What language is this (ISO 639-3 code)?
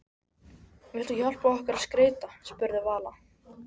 isl